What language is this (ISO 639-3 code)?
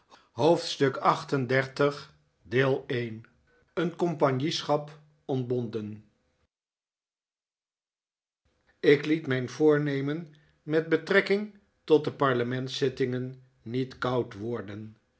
nld